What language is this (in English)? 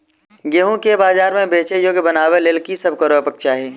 Maithili